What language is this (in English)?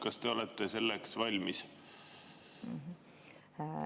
Estonian